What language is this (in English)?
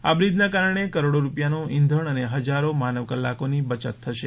Gujarati